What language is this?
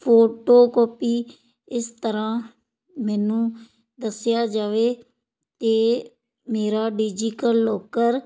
Punjabi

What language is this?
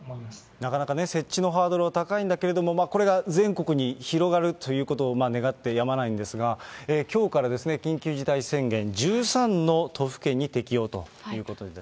Japanese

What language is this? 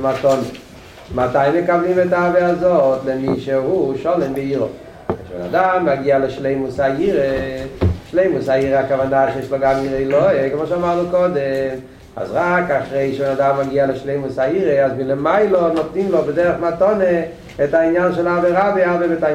Hebrew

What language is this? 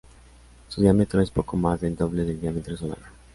Spanish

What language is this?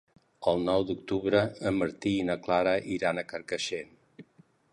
Catalan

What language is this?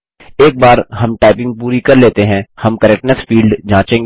Hindi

